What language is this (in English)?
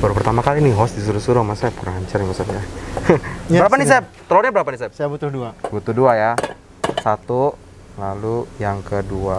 Indonesian